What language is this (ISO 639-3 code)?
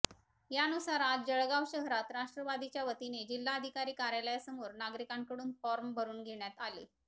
mar